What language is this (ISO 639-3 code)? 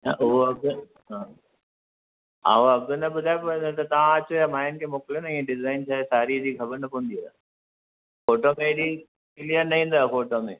snd